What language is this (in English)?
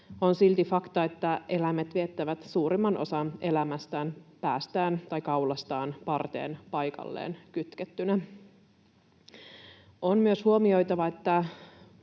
Finnish